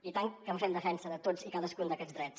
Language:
Catalan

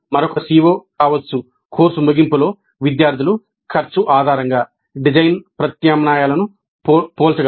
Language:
Telugu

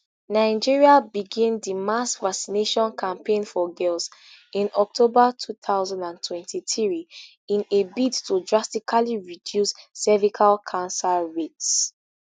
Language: Nigerian Pidgin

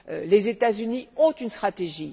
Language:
French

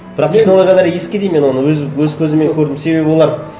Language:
Kazakh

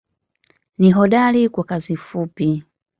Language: Swahili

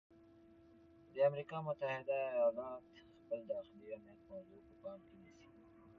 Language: Pashto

